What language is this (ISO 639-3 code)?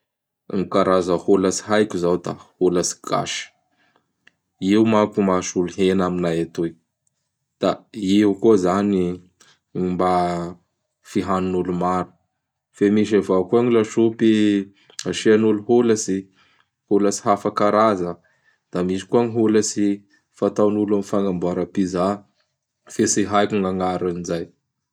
bhr